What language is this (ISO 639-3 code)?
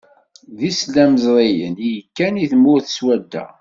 kab